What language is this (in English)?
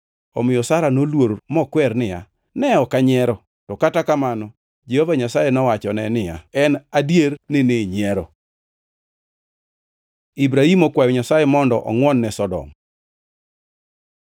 Luo (Kenya and Tanzania)